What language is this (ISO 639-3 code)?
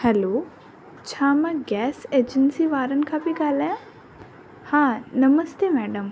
snd